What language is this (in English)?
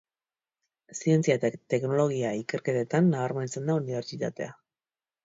Basque